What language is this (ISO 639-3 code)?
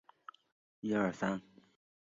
zho